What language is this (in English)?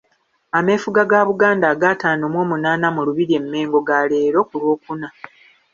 Ganda